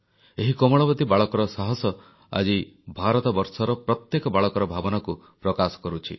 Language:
Odia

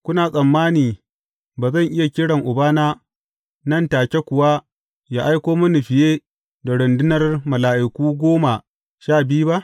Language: Hausa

